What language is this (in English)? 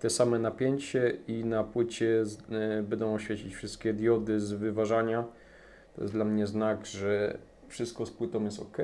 Polish